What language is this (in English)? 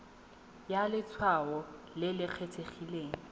Tswana